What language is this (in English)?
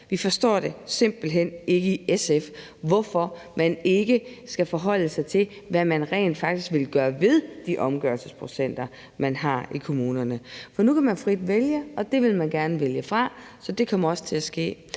Danish